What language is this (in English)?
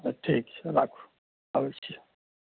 Maithili